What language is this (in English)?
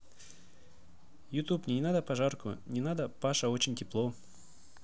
Russian